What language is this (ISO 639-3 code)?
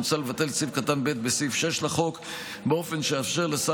heb